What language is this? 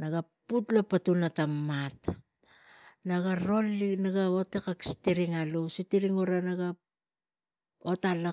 Tigak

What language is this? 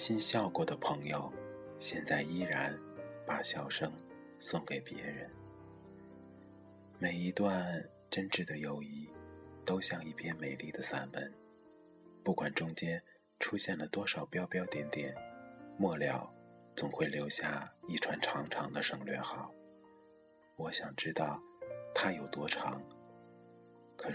Chinese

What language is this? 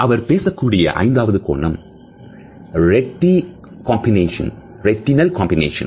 Tamil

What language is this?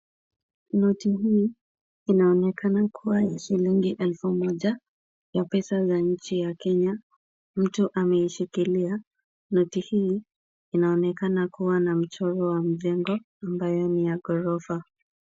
Swahili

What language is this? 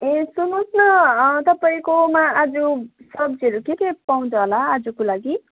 Nepali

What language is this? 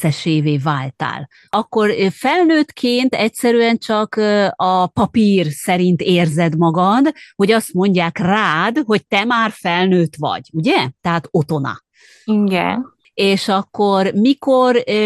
Hungarian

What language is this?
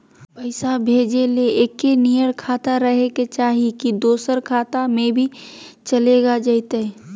Magahi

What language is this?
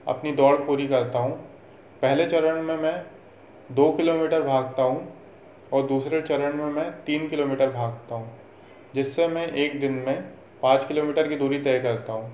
Hindi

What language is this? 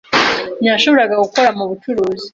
Kinyarwanda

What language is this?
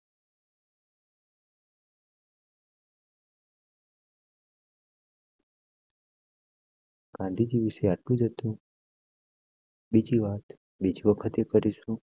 Gujarati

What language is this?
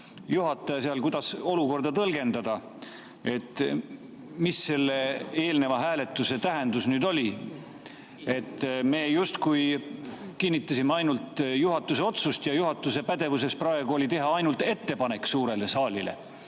Estonian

